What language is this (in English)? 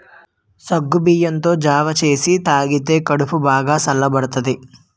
Telugu